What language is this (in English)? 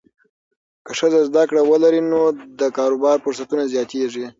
Pashto